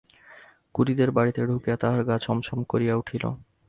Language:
Bangla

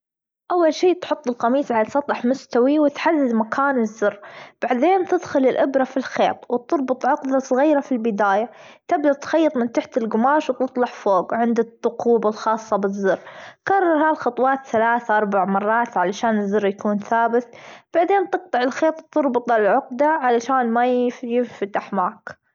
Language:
Gulf Arabic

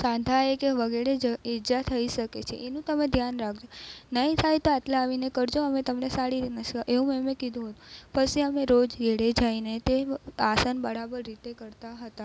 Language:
Gujarati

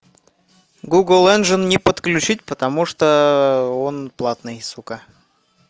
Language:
Russian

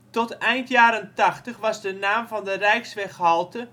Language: Dutch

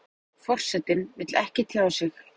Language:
Icelandic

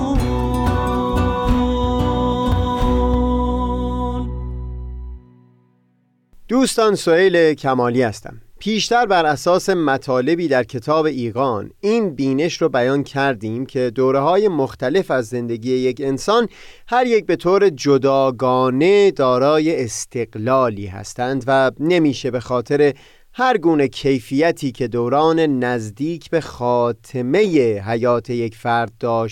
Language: Persian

